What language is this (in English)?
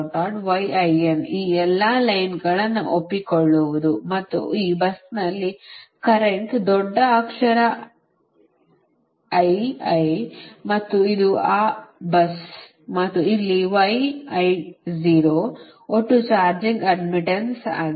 Kannada